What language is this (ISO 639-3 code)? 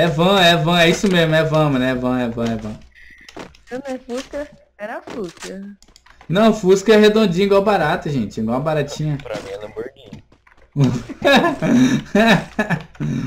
por